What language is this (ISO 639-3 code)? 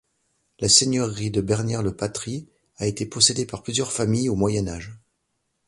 fra